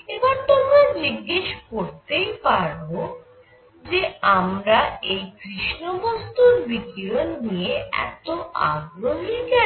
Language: Bangla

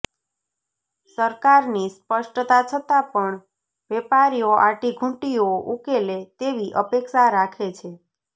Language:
Gujarati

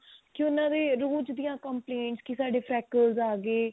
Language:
Punjabi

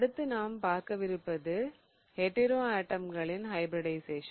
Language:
Tamil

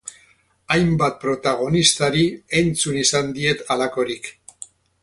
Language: Basque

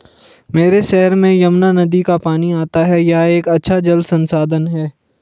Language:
Hindi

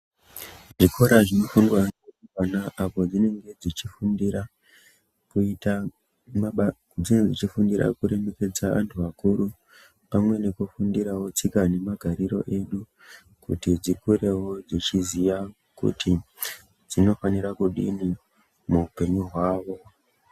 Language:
Ndau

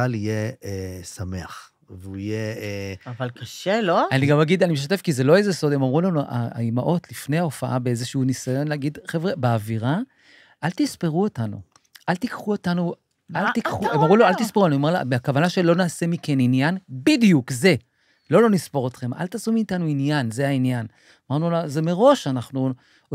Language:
Hebrew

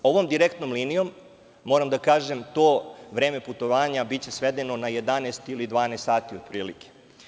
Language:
Serbian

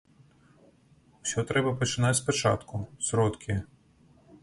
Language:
Belarusian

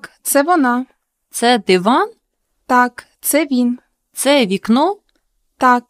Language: Ukrainian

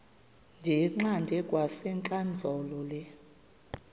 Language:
Xhosa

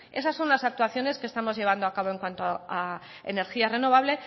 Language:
Spanish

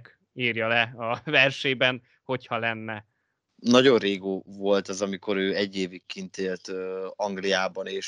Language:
Hungarian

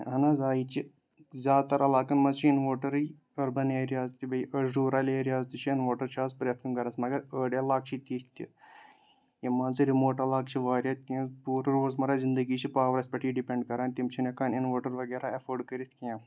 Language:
Kashmiri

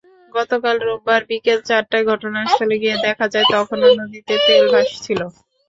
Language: Bangla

